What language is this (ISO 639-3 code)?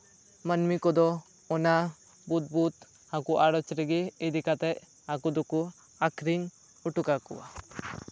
sat